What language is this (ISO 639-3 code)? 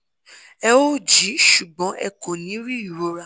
yor